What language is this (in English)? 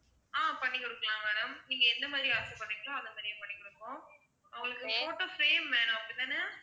Tamil